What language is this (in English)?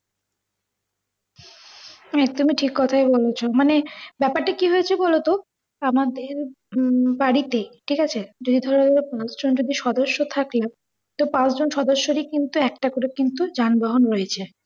Bangla